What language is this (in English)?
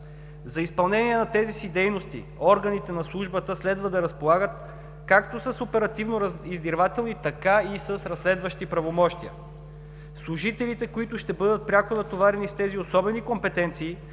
Bulgarian